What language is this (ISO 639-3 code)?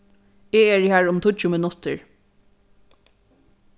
fao